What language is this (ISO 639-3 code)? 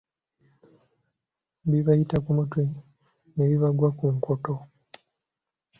lug